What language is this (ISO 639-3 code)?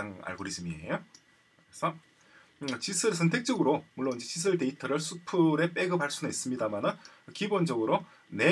kor